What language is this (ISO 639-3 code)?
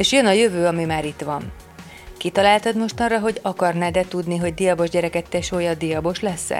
hun